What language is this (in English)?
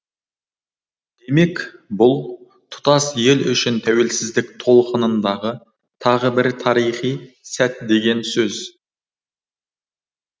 Kazakh